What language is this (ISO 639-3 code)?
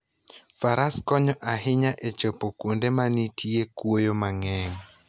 luo